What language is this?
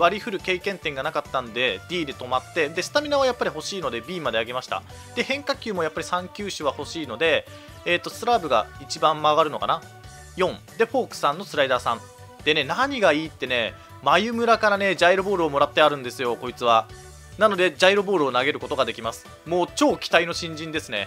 Japanese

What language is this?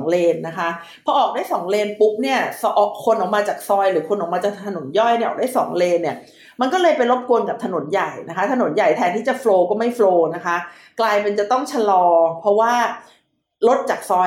Thai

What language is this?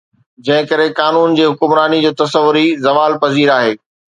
Sindhi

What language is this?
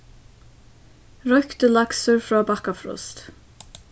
Faroese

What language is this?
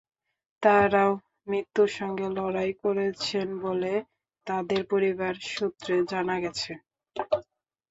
Bangla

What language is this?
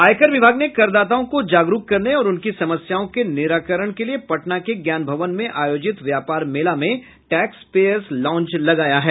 Hindi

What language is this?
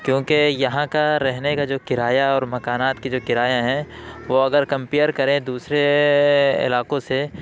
Urdu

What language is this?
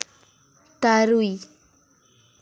Santali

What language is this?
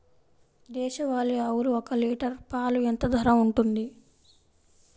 Telugu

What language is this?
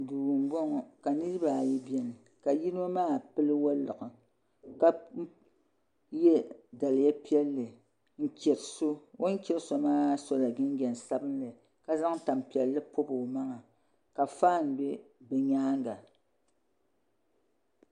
Dagbani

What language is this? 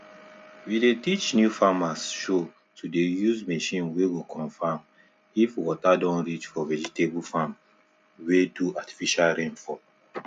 Nigerian Pidgin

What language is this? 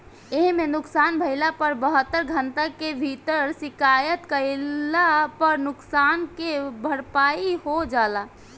Bhojpuri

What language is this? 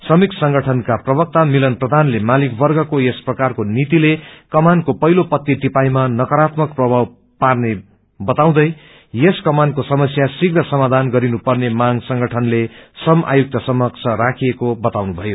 Nepali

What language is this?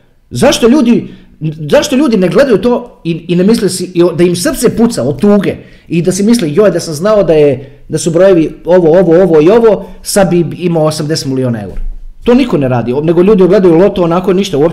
Croatian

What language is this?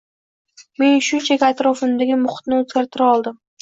Uzbek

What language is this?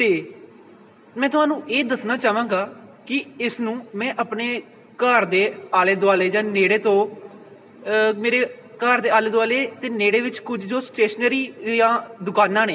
Punjabi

